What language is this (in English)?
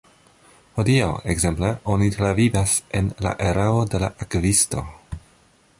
Esperanto